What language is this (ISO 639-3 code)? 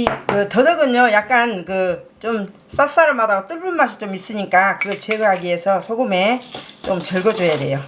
kor